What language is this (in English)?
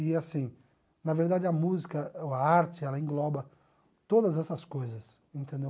Portuguese